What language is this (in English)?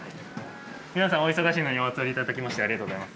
Japanese